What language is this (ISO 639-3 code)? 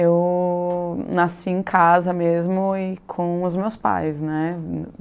por